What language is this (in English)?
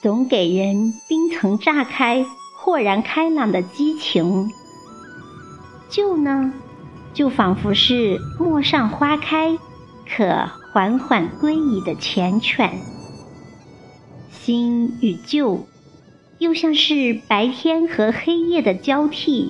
Chinese